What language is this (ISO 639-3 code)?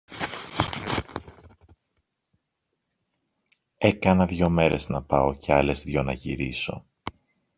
ell